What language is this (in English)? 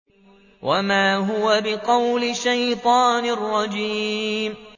Arabic